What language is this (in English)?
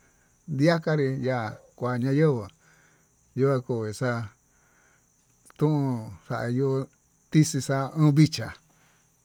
Tututepec Mixtec